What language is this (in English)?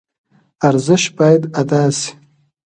Pashto